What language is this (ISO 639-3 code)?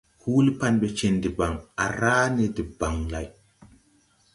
tui